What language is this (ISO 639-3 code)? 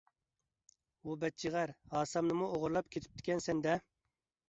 uig